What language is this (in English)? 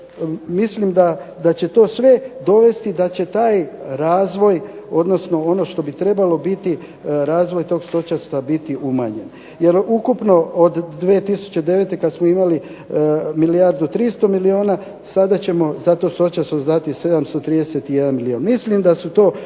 Croatian